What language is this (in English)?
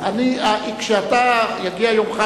Hebrew